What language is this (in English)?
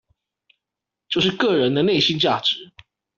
Chinese